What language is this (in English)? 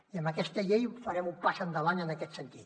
Catalan